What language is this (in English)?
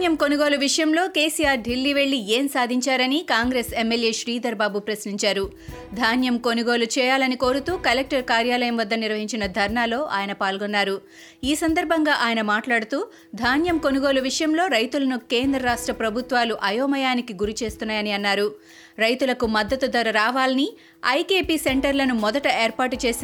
Telugu